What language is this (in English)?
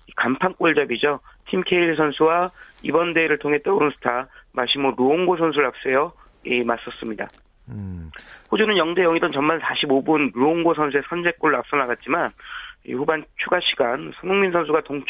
Korean